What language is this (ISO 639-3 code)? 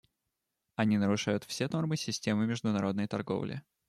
rus